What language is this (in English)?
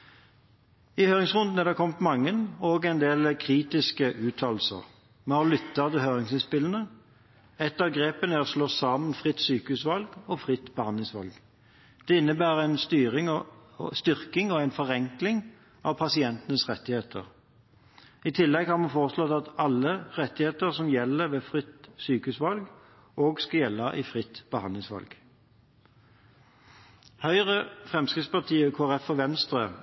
Norwegian Bokmål